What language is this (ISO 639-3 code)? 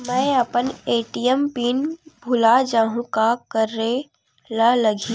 hne